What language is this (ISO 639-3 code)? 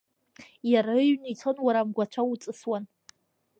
abk